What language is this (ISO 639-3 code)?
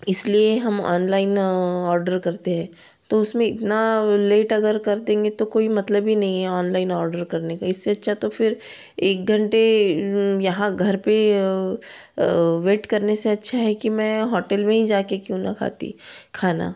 hin